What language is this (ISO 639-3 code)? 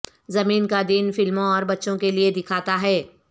urd